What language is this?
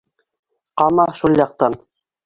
Bashkir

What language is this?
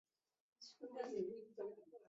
Chinese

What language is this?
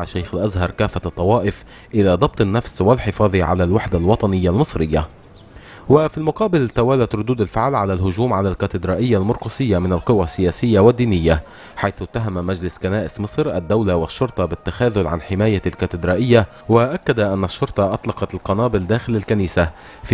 Arabic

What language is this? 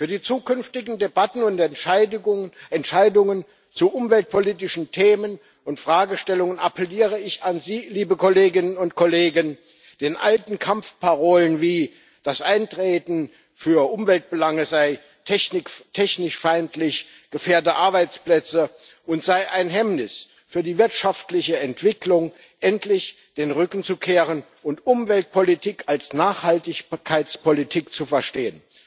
German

